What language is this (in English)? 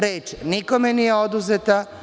Serbian